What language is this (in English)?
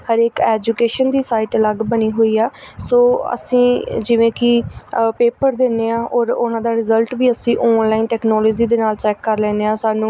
Punjabi